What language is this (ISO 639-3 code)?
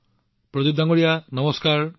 asm